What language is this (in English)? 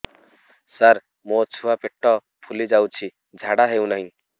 Odia